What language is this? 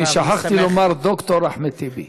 Hebrew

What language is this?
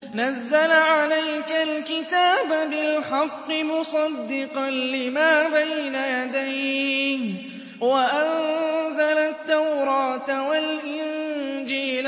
Arabic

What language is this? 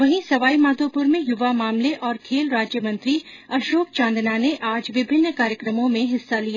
Hindi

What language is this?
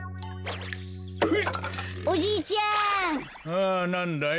Japanese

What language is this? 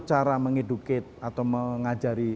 Indonesian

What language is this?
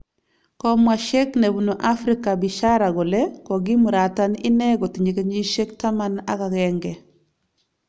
Kalenjin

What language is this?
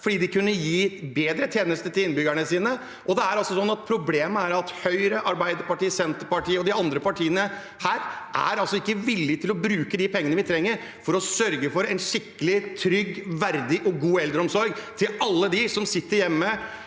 Norwegian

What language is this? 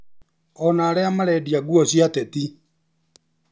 Kikuyu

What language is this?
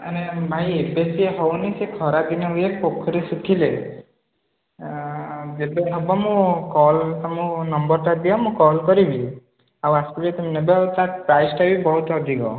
Odia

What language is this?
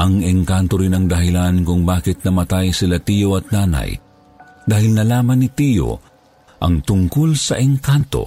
Filipino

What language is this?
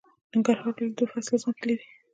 Pashto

